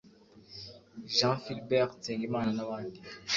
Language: Kinyarwanda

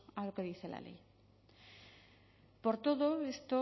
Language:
Spanish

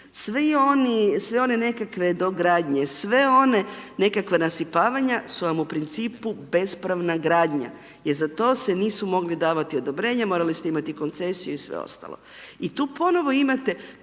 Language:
Croatian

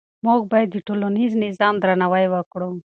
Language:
Pashto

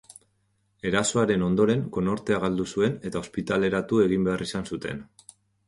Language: Basque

